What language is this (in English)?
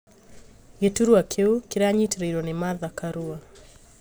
Kikuyu